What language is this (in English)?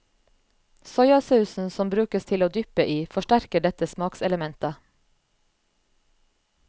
Norwegian